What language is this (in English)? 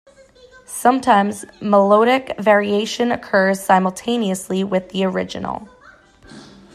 English